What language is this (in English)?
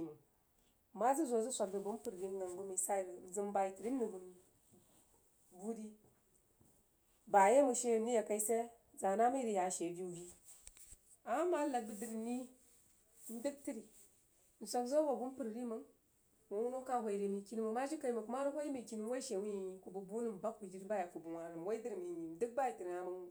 Jiba